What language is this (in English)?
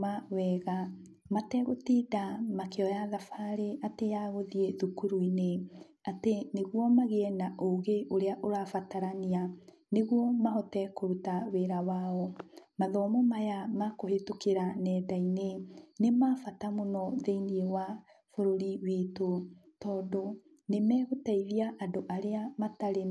Kikuyu